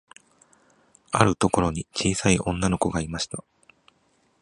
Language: Japanese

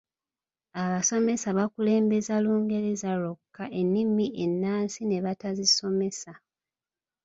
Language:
Ganda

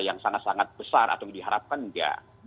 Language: Indonesian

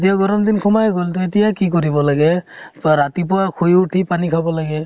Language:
Assamese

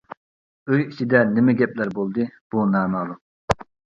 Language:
Uyghur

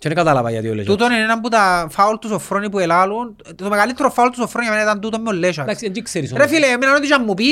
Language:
Greek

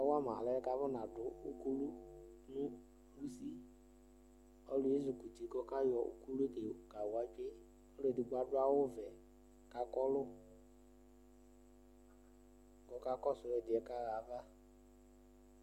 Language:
Ikposo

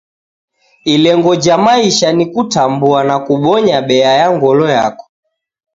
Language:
Taita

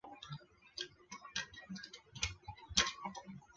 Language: Chinese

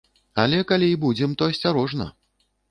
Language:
Belarusian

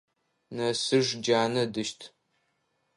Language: Adyghe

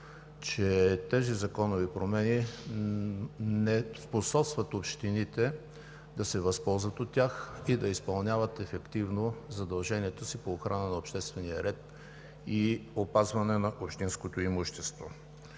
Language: Bulgarian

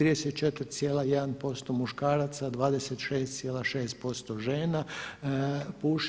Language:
Croatian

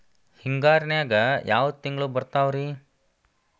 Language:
Kannada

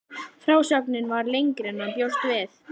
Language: Icelandic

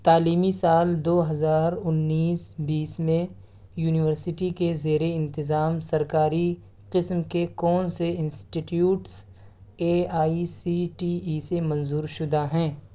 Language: Urdu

